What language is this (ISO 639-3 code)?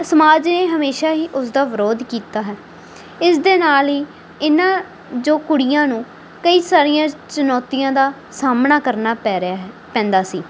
pan